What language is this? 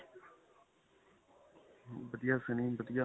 Punjabi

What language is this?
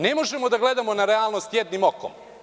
Serbian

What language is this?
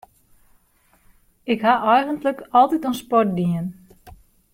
Western Frisian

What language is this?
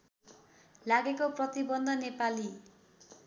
Nepali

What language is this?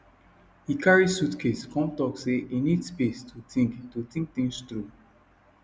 Nigerian Pidgin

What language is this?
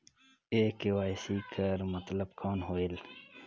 Chhattisgarhi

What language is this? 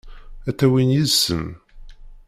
Kabyle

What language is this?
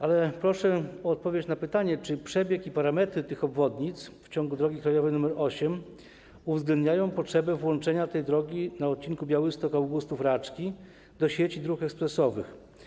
Polish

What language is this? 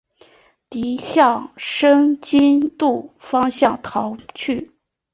Chinese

